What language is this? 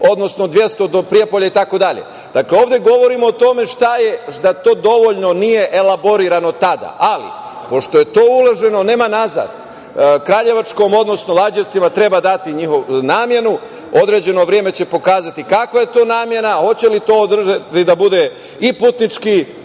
Serbian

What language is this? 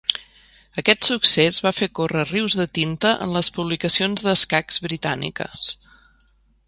Catalan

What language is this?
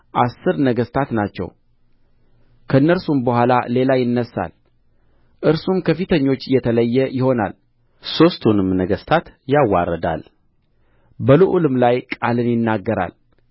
Amharic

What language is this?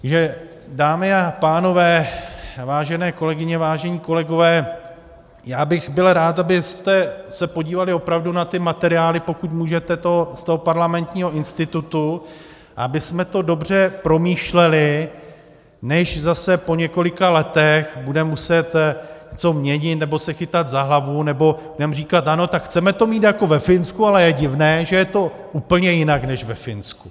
Czech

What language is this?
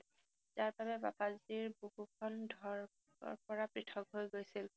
Assamese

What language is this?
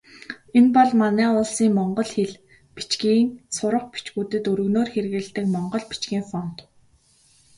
Mongolian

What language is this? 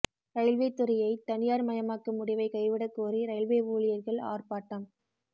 Tamil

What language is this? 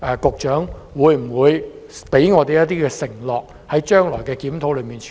Cantonese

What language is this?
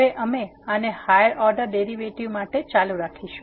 Gujarati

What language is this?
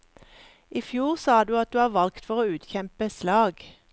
Norwegian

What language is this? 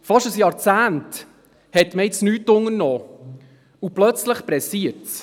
Swiss German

